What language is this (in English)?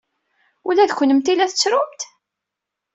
Kabyle